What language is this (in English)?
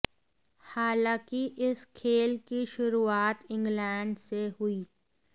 Hindi